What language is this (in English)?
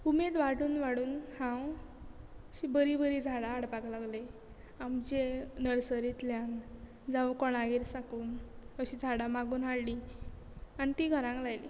Konkani